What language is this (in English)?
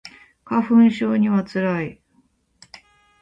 Japanese